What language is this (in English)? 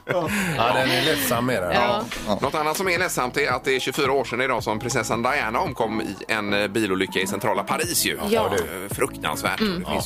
Swedish